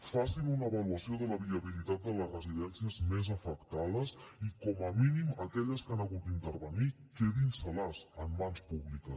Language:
Catalan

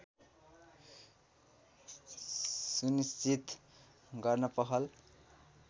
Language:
Nepali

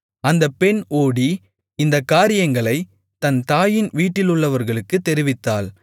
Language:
Tamil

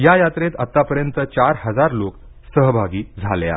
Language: Marathi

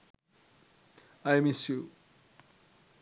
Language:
Sinhala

